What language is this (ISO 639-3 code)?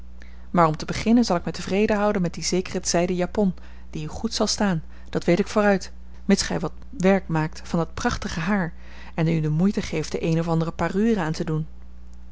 nld